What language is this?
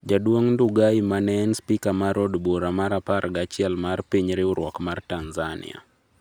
Luo (Kenya and Tanzania)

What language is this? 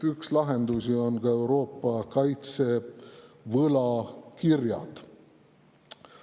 Estonian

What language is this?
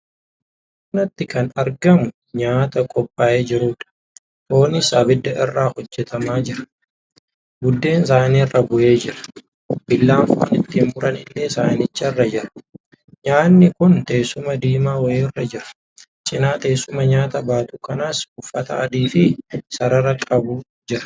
Oromo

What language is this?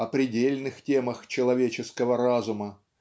Russian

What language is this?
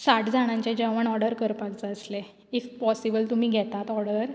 Konkani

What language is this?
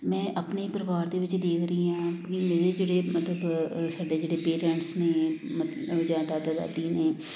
Punjabi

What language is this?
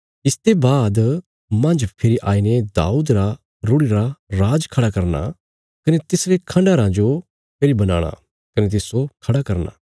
Bilaspuri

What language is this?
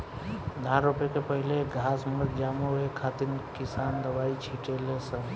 Bhojpuri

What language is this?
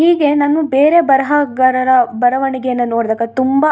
Kannada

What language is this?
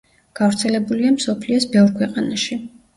Georgian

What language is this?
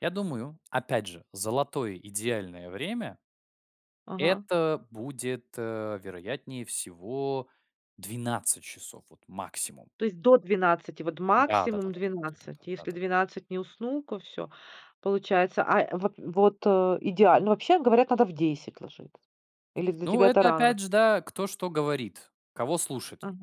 Russian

